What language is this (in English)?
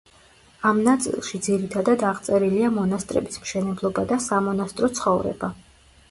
Georgian